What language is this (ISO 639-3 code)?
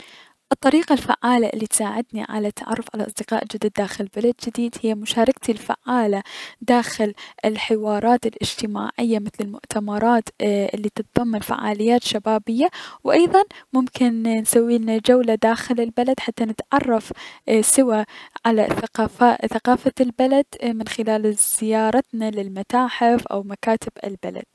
acm